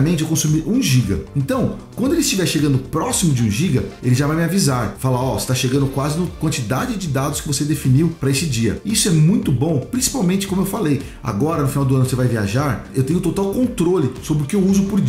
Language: Portuguese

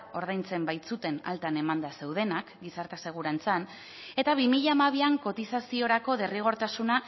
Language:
Basque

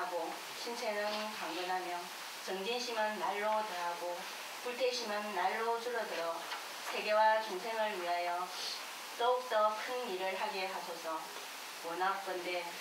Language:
Korean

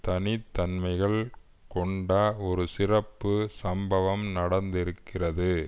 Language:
Tamil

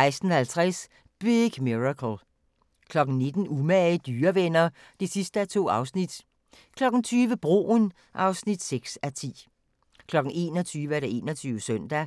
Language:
Danish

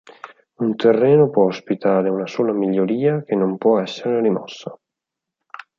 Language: Italian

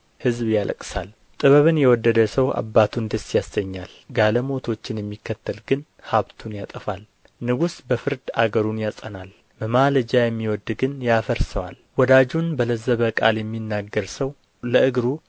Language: Amharic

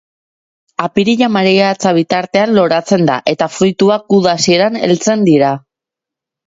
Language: Basque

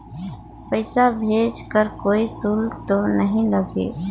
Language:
Chhattisgarhi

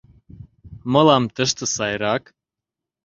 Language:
Mari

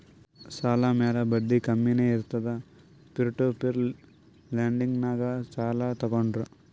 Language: Kannada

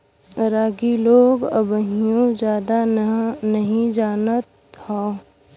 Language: Bhojpuri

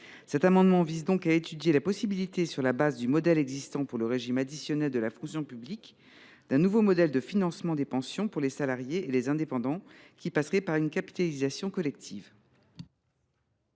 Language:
French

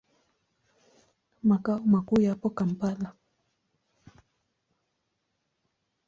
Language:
Swahili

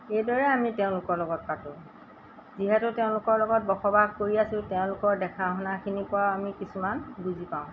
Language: Assamese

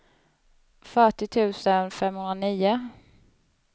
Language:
Swedish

